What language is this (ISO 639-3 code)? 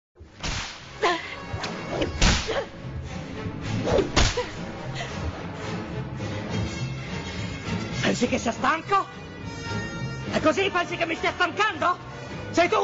ita